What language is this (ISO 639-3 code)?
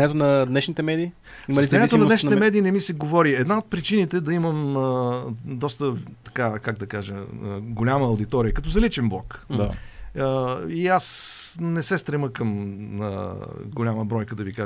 bul